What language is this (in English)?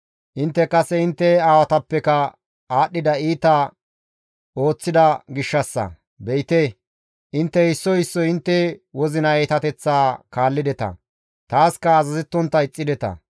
Gamo